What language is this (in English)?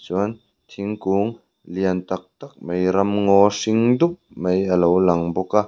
Mizo